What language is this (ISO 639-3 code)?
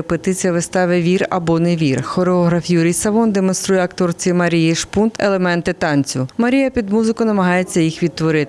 ukr